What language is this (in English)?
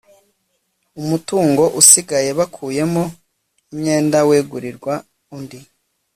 Kinyarwanda